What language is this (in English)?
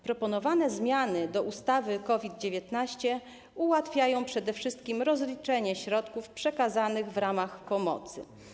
Polish